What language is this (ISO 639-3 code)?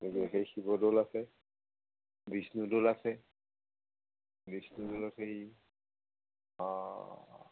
asm